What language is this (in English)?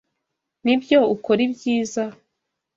Kinyarwanda